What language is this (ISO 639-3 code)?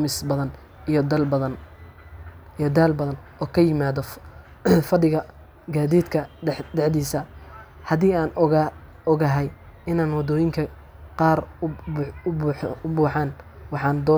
som